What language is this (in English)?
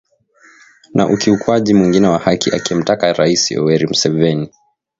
Swahili